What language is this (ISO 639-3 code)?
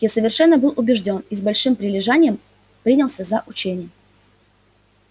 rus